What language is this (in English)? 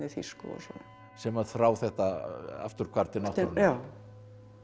Icelandic